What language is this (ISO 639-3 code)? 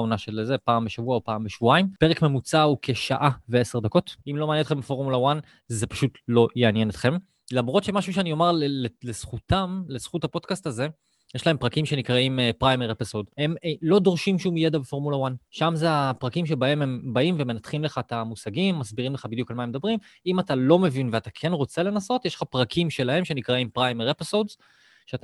heb